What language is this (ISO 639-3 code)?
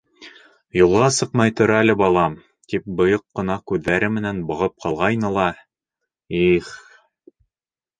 bak